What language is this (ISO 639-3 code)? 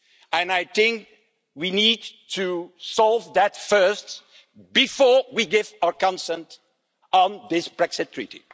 eng